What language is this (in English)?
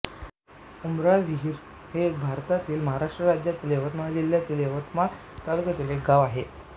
Marathi